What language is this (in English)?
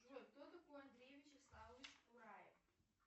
Russian